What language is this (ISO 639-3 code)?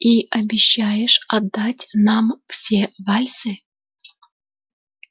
rus